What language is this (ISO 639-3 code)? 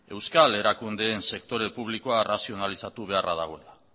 eus